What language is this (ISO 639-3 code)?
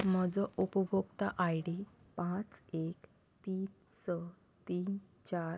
kok